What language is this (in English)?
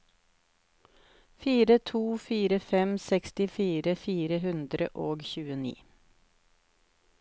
Norwegian